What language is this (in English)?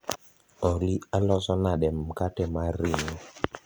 Luo (Kenya and Tanzania)